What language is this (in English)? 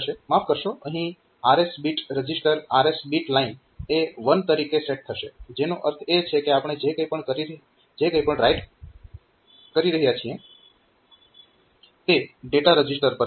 Gujarati